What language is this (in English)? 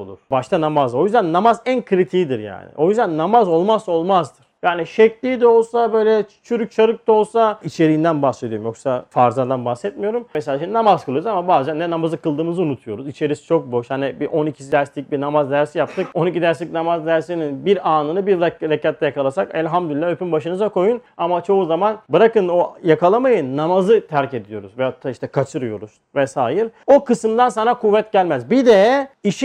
Turkish